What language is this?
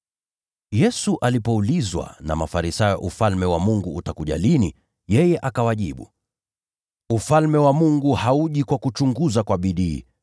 Swahili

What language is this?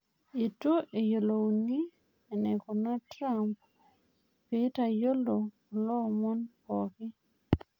Masai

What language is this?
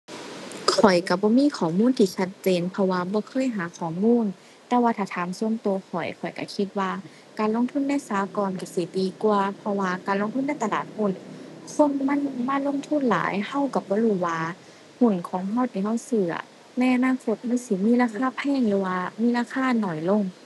Thai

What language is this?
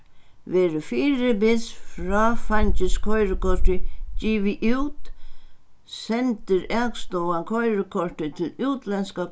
Faroese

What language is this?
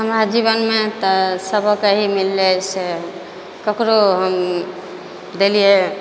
Maithili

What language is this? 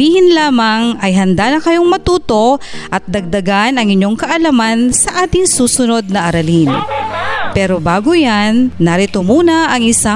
Filipino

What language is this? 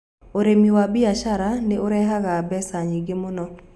Kikuyu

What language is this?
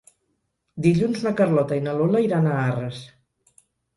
Catalan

